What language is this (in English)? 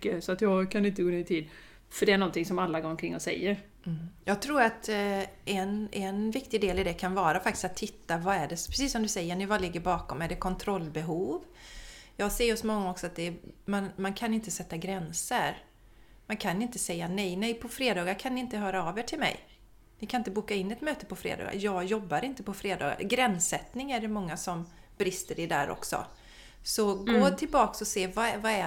Swedish